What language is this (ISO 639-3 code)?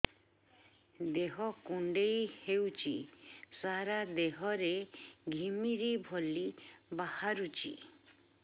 ori